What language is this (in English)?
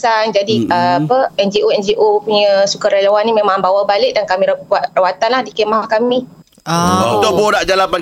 Malay